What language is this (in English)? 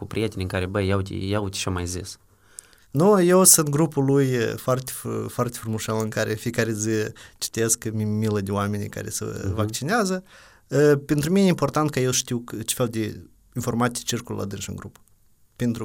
Romanian